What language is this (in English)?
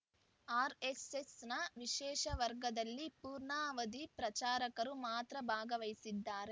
Kannada